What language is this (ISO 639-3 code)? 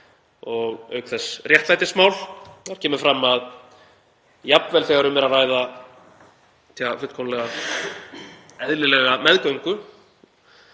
isl